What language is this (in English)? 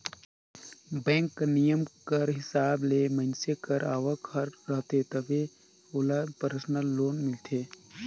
Chhattisgarhi